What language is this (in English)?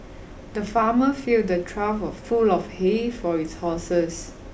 English